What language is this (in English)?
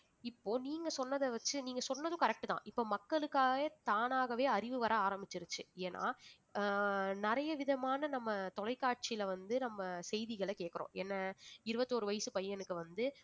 Tamil